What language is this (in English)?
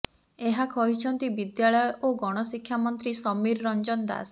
Odia